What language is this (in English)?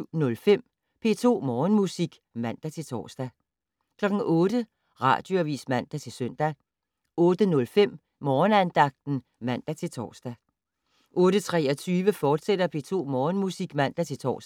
Danish